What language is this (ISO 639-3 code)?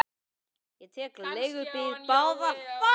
isl